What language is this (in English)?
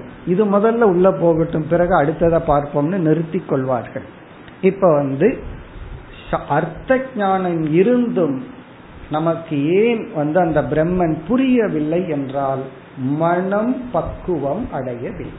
Tamil